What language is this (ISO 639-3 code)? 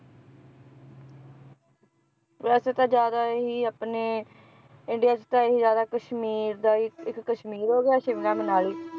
pan